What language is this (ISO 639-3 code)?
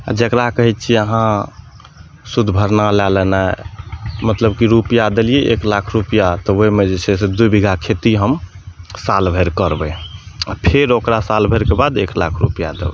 mai